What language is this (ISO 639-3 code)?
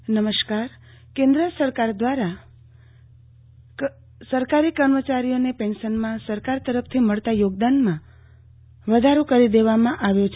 guj